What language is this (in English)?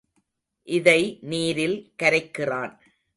Tamil